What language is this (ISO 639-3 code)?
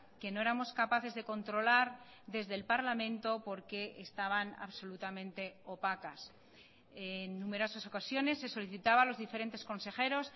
spa